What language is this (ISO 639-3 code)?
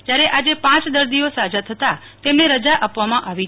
guj